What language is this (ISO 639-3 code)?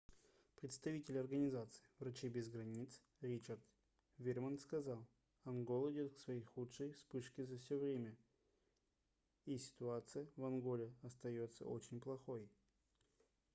rus